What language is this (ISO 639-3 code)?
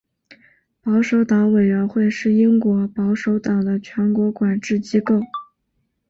zho